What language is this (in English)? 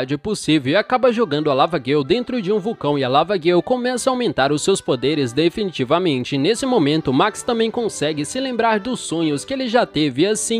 Portuguese